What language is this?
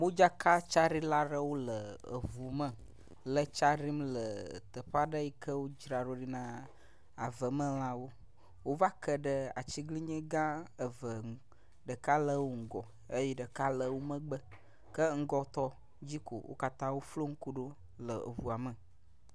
Ewe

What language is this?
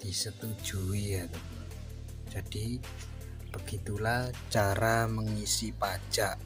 Indonesian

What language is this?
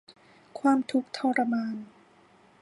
Thai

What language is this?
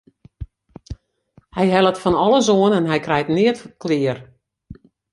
Western Frisian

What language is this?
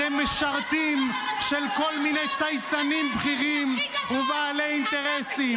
Hebrew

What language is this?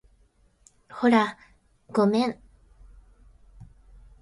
Japanese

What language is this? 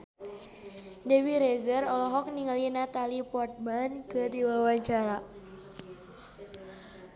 Sundanese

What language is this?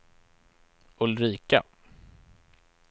Swedish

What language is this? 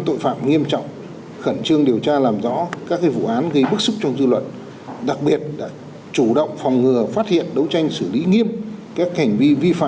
Vietnamese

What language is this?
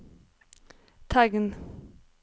Norwegian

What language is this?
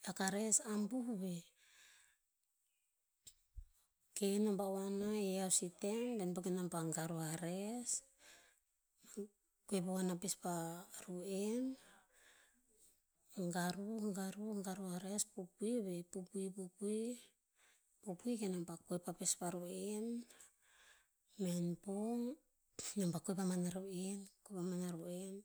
Tinputz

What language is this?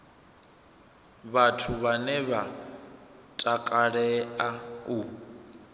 Venda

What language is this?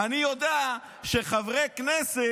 Hebrew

